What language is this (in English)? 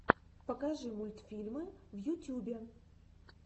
Russian